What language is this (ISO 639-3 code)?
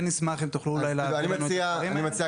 heb